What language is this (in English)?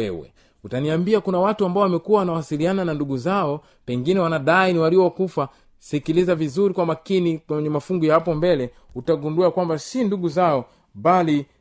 Swahili